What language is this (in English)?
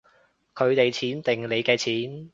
Cantonese